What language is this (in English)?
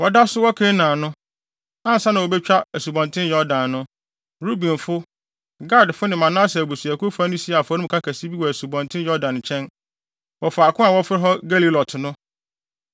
Akan